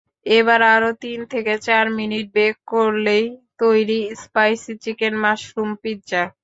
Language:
Bangla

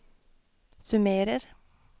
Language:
Norwegian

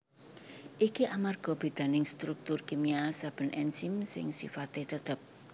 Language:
Javanese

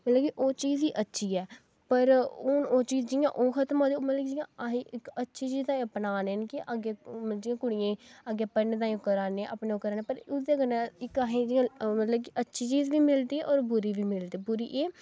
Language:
Dogri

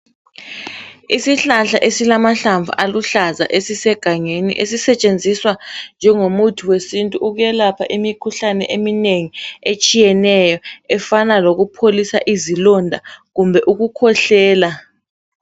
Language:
North Ndebele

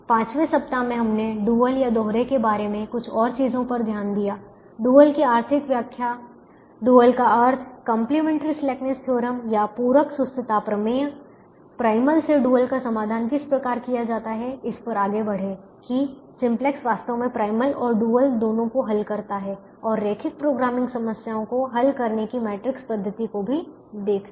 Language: Hindi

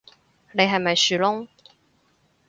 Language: Cantonese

